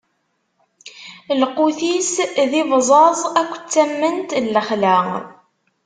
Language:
Kabyle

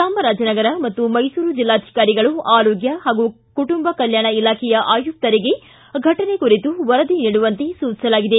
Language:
Kannada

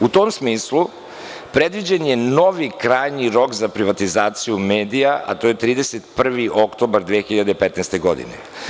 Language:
Serbian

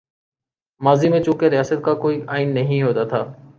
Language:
Urdu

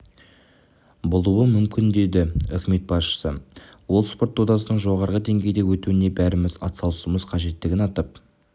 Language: Kazakh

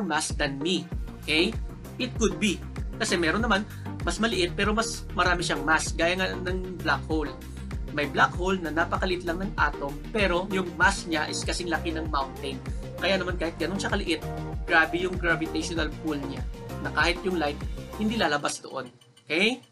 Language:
Filipino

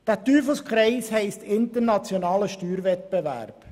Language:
Swiss German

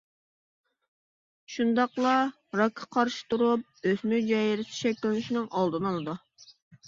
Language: Uyghur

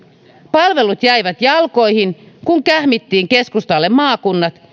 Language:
Finnish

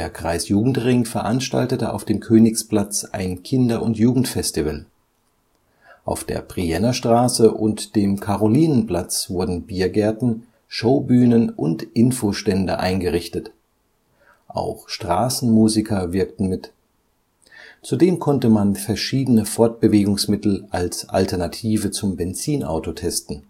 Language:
German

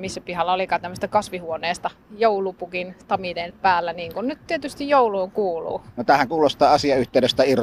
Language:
Finnish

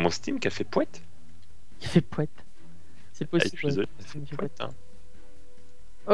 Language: French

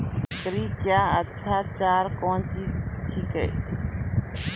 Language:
Maithili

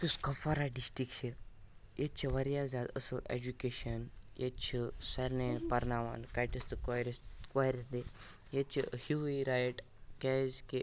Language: Kashmiri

